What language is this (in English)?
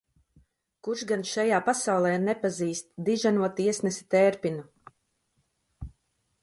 Latvian